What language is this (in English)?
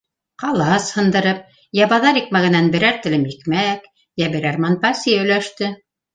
Bashkir